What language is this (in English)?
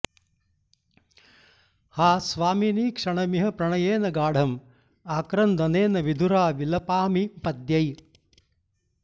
Sanskrit